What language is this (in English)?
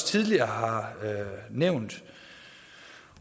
Danish